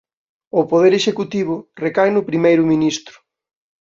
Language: Galician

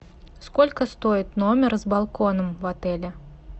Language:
Russian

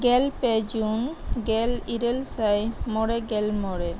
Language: Santali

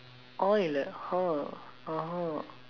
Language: English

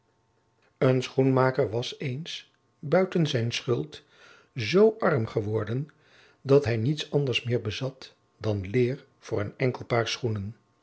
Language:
Dutch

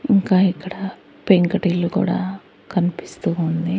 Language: Telugu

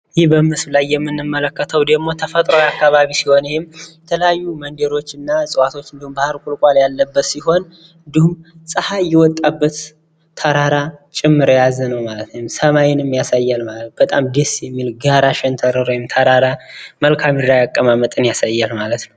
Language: Amharic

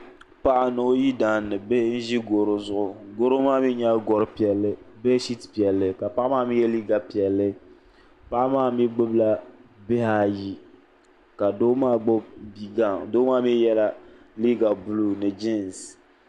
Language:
Dagbani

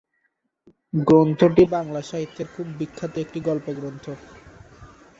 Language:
Bangla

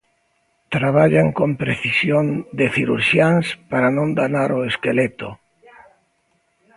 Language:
Galician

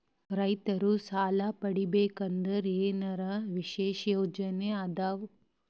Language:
Kannada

